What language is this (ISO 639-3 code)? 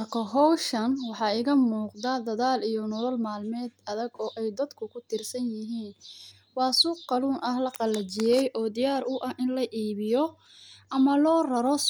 som